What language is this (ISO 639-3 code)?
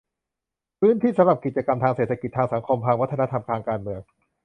tha